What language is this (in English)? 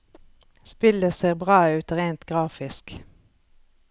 Norwegian